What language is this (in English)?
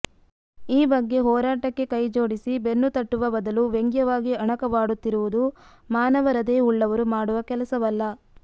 Kannada